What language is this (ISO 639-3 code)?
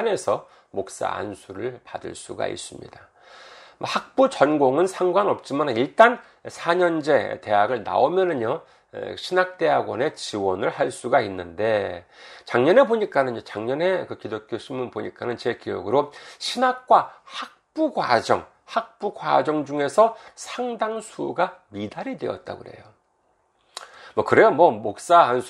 kor